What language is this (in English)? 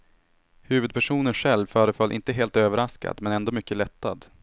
Swedish